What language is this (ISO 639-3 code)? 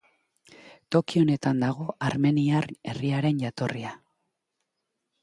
eus